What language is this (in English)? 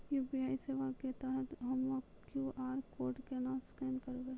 Maithili